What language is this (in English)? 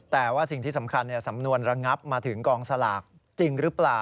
Thai